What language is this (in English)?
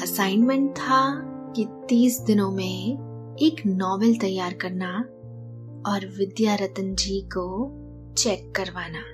Hindi